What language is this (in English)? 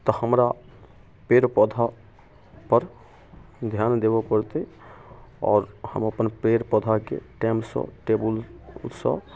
Maithili